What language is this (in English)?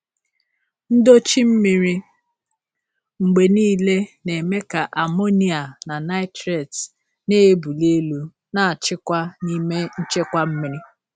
Igbo